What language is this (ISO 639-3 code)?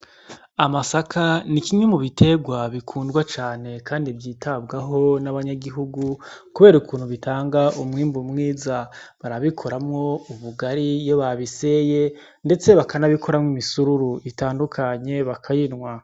run